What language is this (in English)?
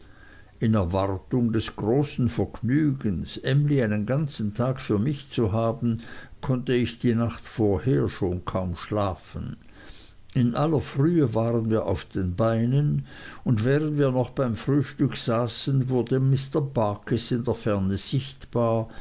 German